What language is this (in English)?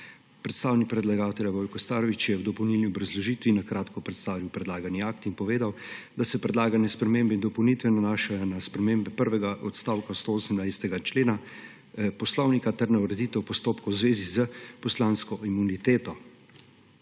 Slovenian